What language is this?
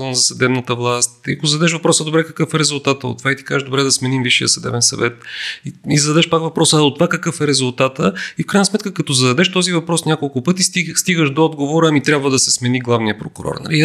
Bulgarian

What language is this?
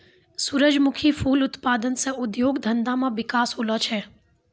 Maithili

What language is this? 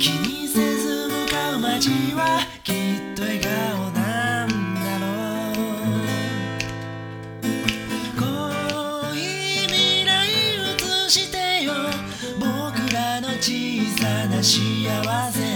Japanese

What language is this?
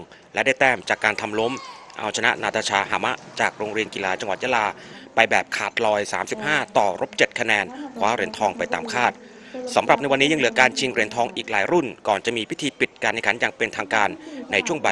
Thai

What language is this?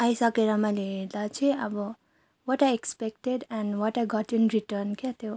Nepali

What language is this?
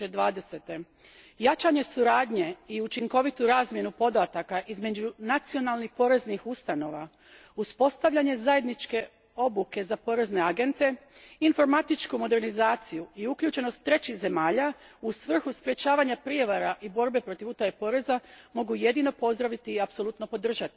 Croatian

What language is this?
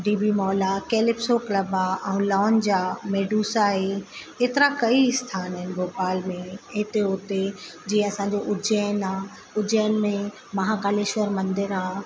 Sindhi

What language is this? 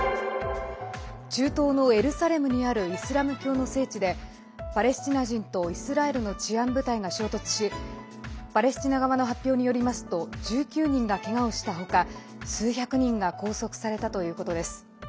Japanese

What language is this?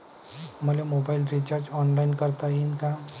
Marathi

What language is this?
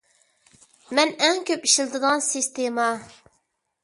Uyghur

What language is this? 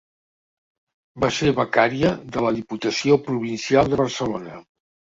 Catalan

